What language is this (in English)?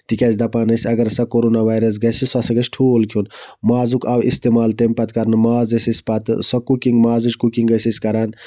Kashmiri